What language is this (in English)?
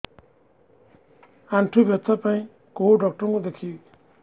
Odia